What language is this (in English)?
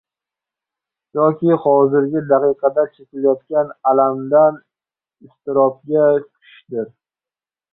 Uzbek